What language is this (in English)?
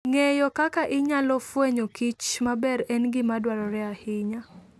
Luo (Kenya and Tanzania)